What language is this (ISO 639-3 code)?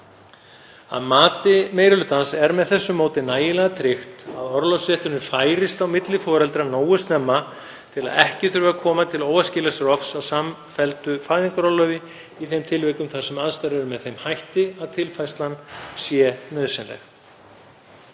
isl